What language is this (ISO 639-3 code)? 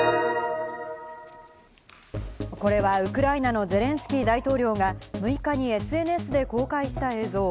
jpn